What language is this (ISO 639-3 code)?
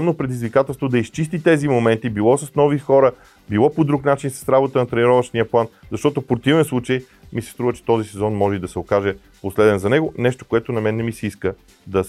bul